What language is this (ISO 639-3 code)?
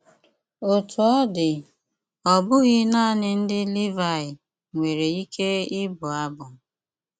ibo